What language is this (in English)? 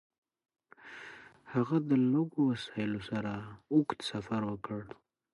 Pashto